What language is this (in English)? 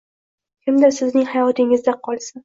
Uzbek